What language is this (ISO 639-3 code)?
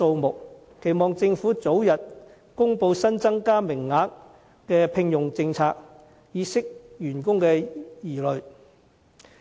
yue